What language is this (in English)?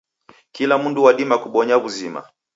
Taita